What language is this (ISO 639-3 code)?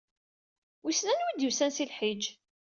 kab